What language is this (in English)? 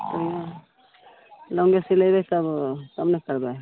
Maithili